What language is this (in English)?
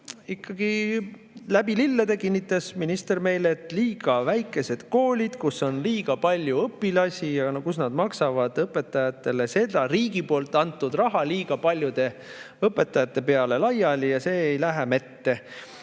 Estonian